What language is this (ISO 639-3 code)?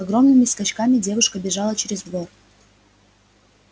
rus